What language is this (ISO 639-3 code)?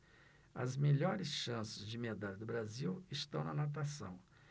por